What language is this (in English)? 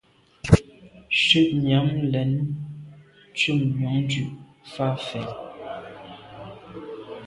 Medumba